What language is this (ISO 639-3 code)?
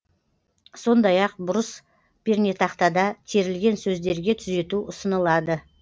kaz